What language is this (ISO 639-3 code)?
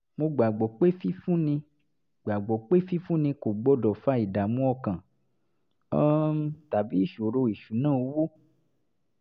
yor